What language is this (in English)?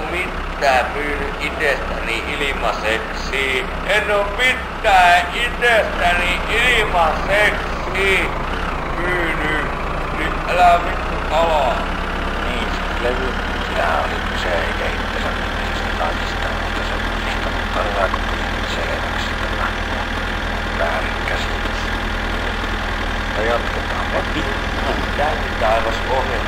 Finnish